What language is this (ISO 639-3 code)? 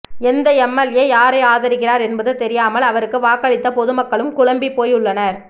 tam